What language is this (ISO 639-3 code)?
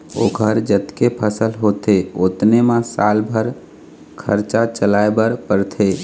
hne